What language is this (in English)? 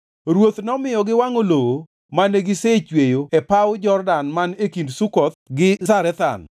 Luo (Kenya and Tanzania)